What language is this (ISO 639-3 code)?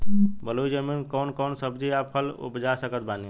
bho